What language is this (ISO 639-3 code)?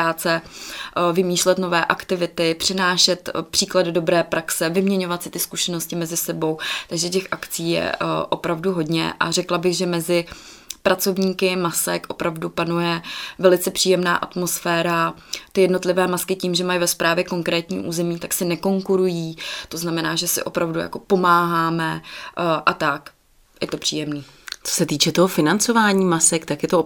ces